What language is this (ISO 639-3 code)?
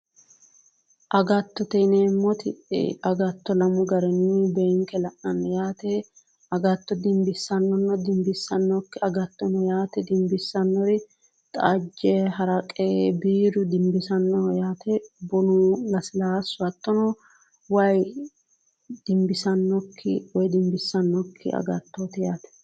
sid